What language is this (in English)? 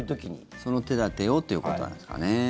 Japanese